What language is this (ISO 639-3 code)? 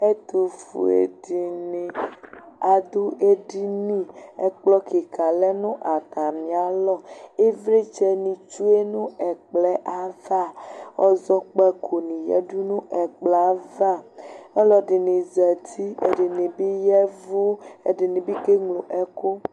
kpo